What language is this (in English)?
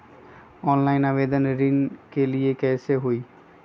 Magahi